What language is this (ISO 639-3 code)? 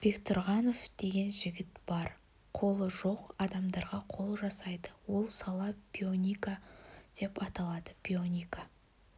kaz